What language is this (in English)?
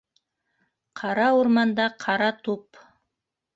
Bashkir